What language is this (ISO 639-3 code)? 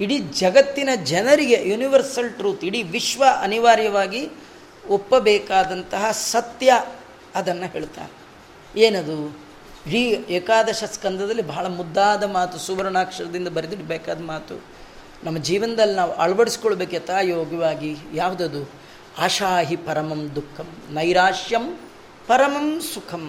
kan